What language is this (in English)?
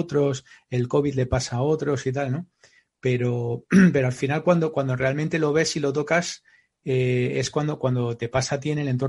Spanish